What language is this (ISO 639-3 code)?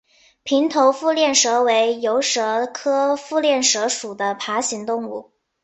zho